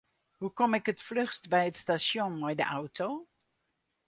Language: Western Frisian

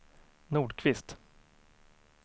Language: Swedish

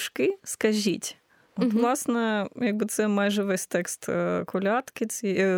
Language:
Ukrainian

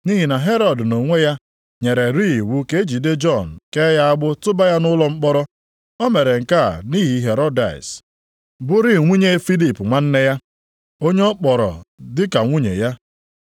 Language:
Igbo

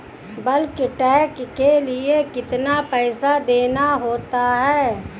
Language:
Hindi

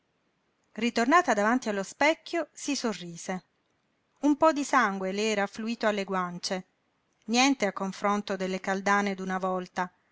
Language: Italian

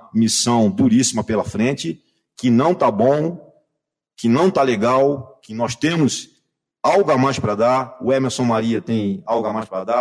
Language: Portuguese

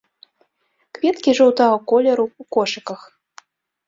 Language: Belarusian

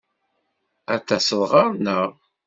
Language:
Kabyle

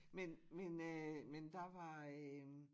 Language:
Danish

